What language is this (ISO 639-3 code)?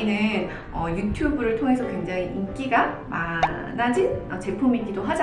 kor